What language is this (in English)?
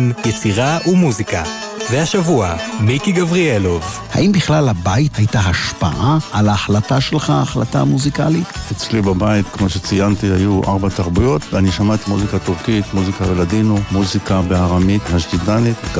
Hebrew